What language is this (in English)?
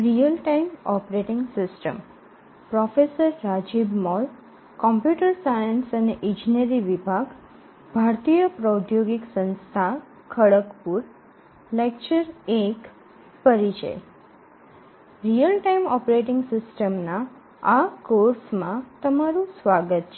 Gujarati